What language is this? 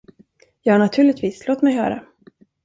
Swedish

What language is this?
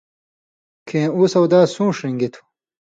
Indus Kohistani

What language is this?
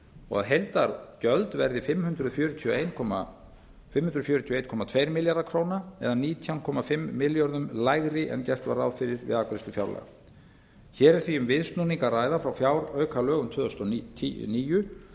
Icelandic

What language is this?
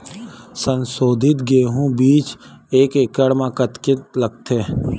Chhattisgarhi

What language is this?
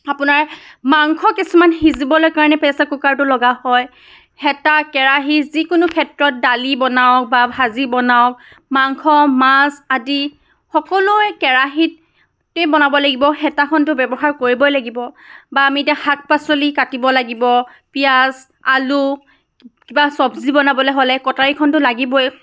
Assamese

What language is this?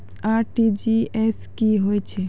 Maithili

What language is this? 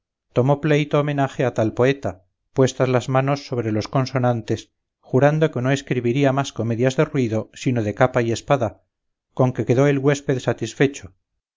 Spanish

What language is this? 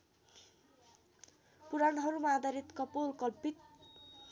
Nepali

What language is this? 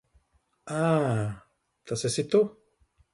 Latvian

